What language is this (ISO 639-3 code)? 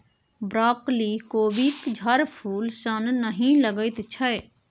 mai